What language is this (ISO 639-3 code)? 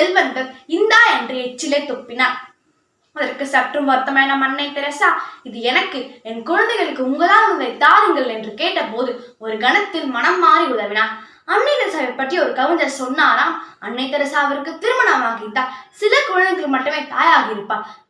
tam